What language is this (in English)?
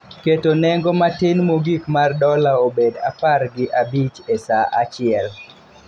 Luo (Kenya and Tanzania)